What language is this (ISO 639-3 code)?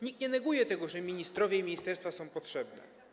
pol